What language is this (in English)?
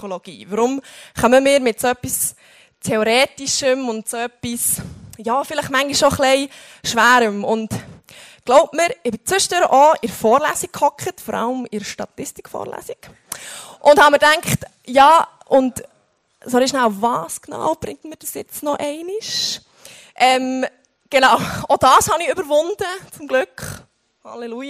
German